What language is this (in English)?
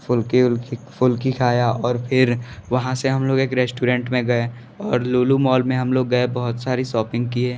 Hindi